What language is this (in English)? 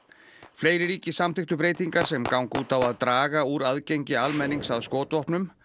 Icelandic